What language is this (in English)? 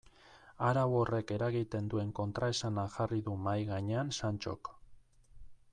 Basque